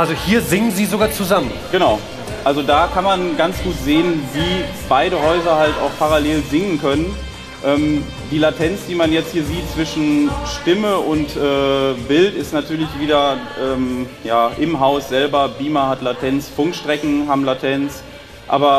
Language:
German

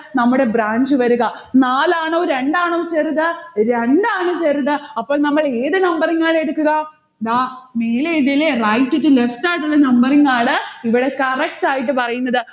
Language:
Malayalam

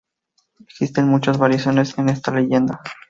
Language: Spanish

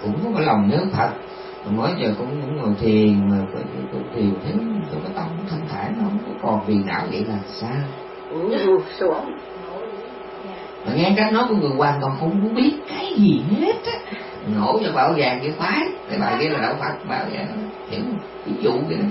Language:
Vietnamese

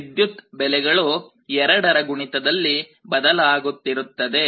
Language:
Kannada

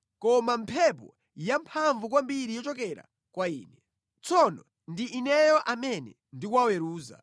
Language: Nyanja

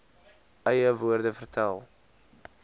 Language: Afrikaans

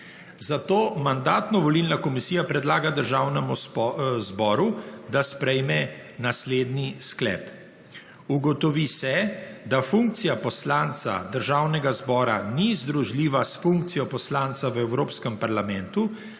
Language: Slovenian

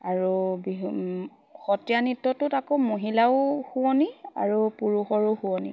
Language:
Assamese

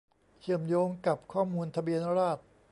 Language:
Thai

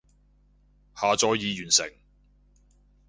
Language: Cantonese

